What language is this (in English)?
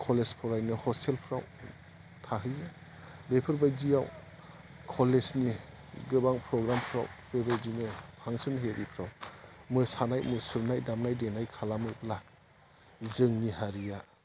Bodo